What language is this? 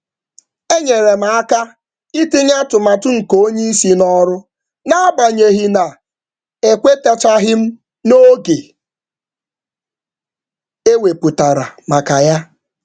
Igbo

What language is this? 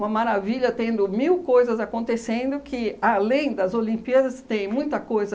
Portuguese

